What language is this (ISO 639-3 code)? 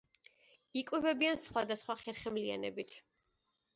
kat